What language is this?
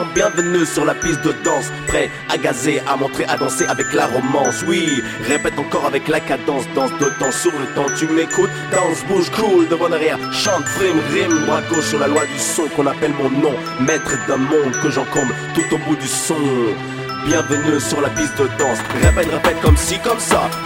French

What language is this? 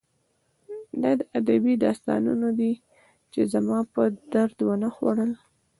Pashto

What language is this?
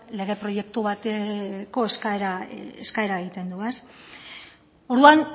Basque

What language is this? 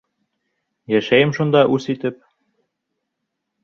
Bashkir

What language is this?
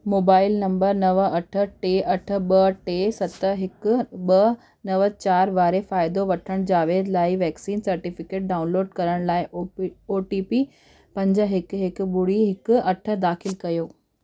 Sindhi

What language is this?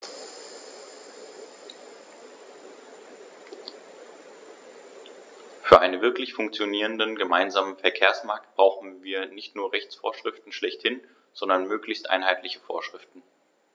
German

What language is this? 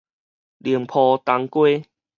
Min Nan Chinese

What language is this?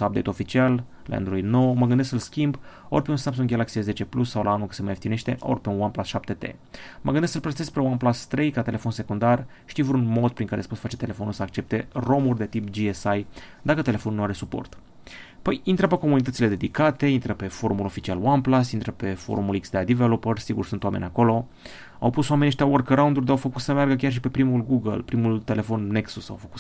Romanian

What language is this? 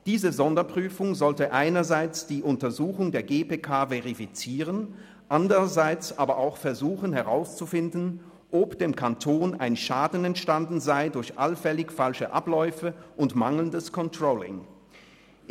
Swiss German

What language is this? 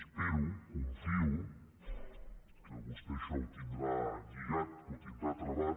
Catalan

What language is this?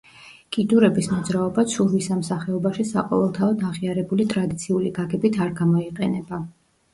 Georgian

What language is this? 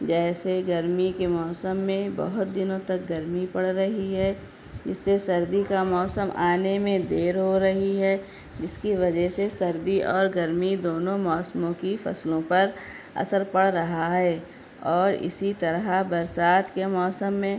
Urdu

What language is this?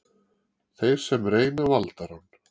Icelandic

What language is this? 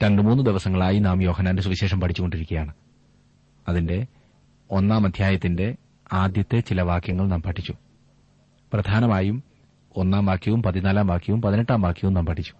Malayalam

